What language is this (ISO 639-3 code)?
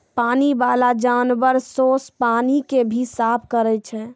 mai